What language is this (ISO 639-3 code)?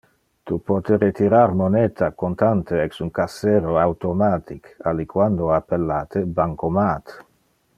ina